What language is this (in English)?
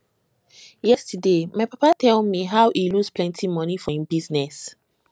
Nigerian Pidgin